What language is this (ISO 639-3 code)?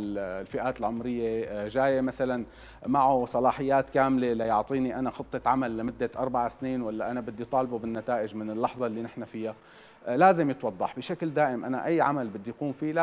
ara